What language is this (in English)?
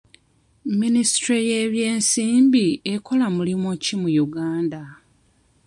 Ganda